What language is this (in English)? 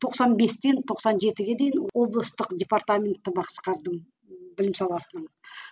Kazakh